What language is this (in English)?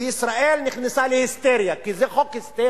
Hebrew